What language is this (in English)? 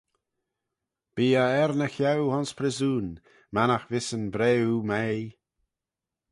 Manx